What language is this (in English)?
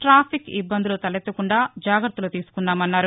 Telugu